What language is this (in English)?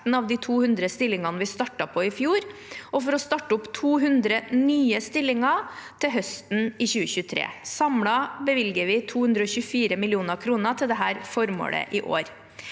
Norwegian